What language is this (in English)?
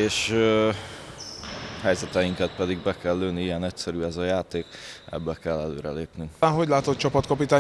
Hungarian